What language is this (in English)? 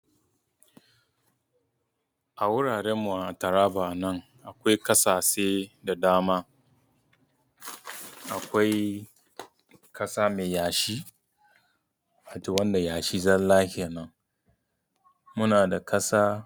Hausa